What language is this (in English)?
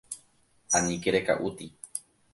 Guarani